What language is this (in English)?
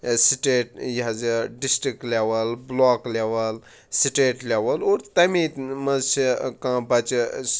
Kashmiri